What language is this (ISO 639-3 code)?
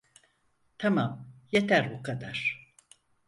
tur